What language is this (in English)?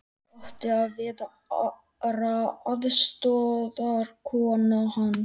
Icelandic